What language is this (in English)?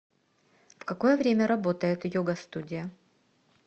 Russian